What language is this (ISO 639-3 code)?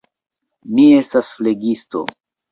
epo